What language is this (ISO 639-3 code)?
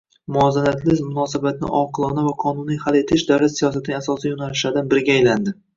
uzb